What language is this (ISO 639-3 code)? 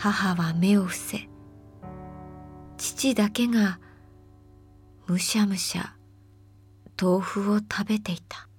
jpn